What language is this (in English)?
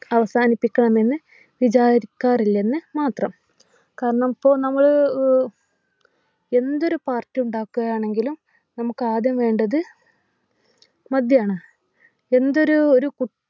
Malayalam